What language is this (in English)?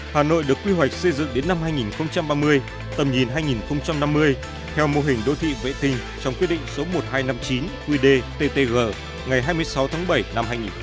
Vietnamese